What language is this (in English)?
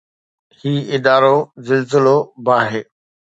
Sindhi